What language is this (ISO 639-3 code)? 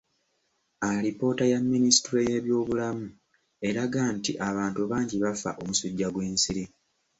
lug